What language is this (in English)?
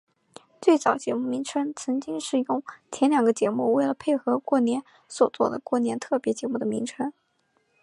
Chinese